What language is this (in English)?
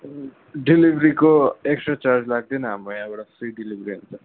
Nepali